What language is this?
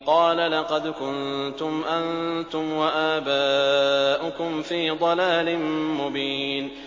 Arabic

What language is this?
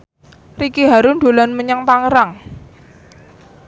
Javanese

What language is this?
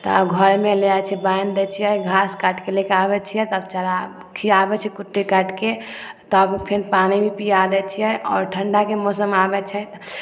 Maithili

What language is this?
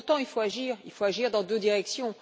French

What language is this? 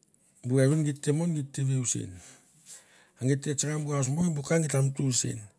Mandara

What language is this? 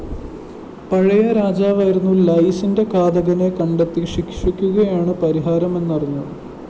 Malayalam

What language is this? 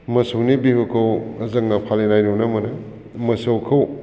Bodo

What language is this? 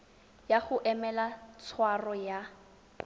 Tswana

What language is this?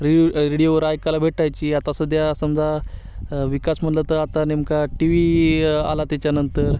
Marathi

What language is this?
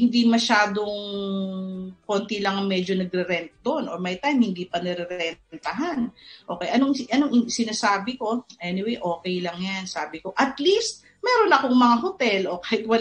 Filipino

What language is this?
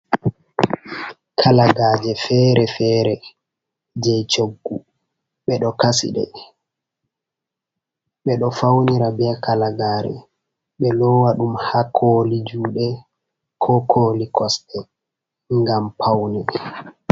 Fula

